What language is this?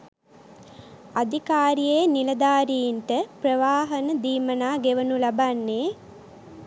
Sinhala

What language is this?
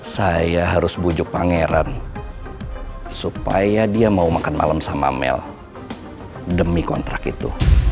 Indonesian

